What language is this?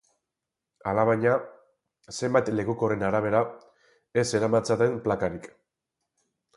Basque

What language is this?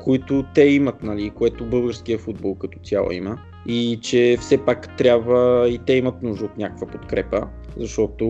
Bulgarian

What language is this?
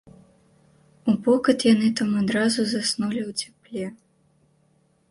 Belarusian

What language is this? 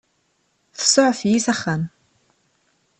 Kabyle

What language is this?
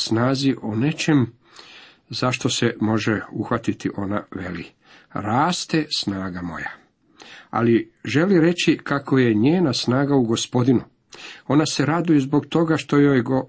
Croatian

